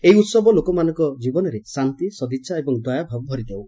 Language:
Odia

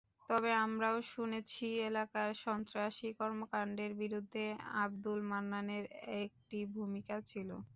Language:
Bangla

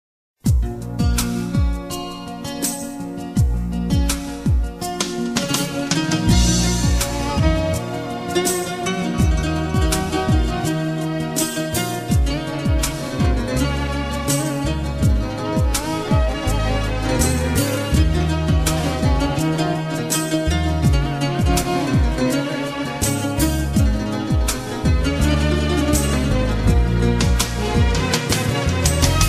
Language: Arabic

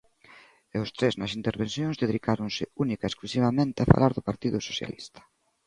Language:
Galician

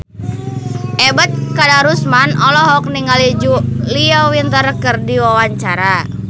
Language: Sundanese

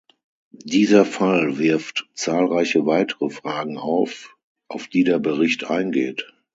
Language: German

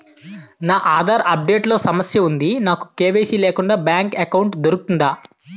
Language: Telugu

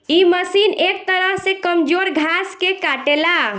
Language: Bhojpuri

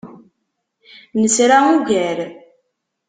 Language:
Kabyle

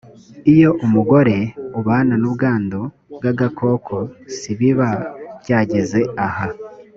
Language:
Kinyarwanda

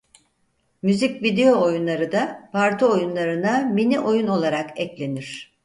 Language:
Turkish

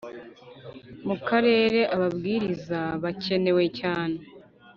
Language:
Kinyarwanda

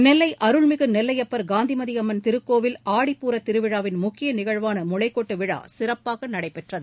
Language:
Tamil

